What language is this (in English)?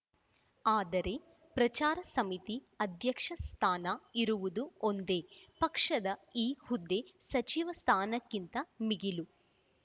Kannada